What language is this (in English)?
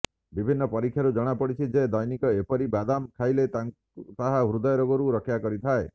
Odia